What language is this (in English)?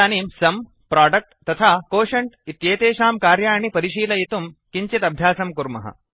Sanskrit